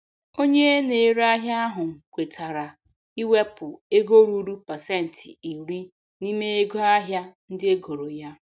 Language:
Igbo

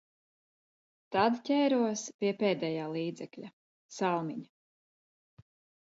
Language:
Latvian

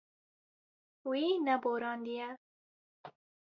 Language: Kurdish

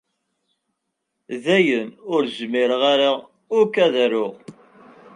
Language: Kabyle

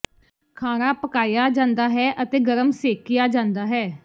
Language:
Punjabi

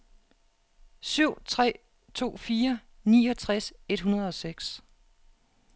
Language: Danish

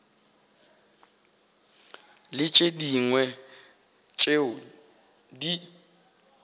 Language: Northern Sotho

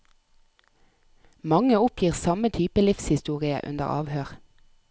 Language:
Norwegian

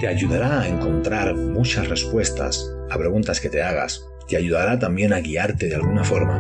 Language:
Spanish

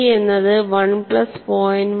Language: Malayalam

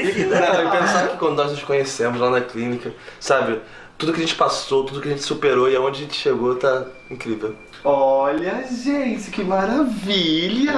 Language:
Portuguese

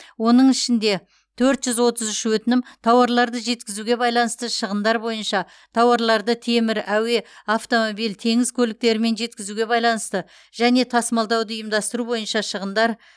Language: Kazakh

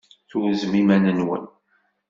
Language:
Kabyle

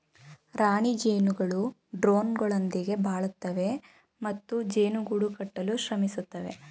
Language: Kannada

